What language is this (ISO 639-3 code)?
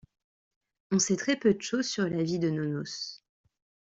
fra